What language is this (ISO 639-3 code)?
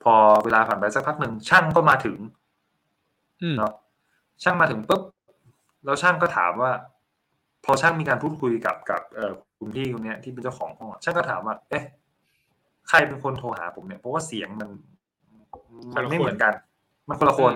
tha